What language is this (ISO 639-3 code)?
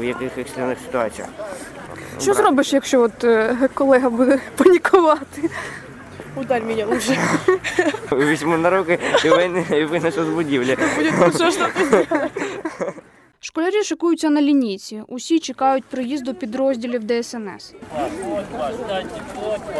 ukr